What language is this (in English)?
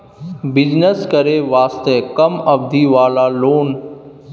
Maithili